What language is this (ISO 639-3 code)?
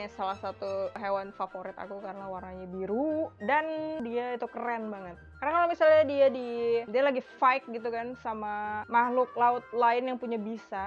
ind